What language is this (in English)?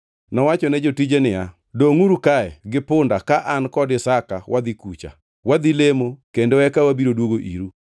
Luo (Kenya and Tanzania)